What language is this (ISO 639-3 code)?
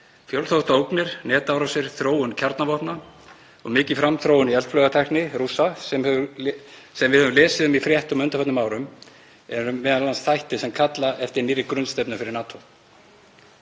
isl